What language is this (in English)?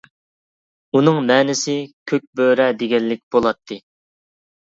Uyghur